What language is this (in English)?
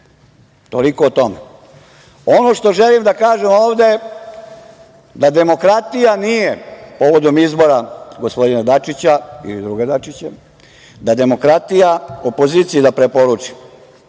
Serbian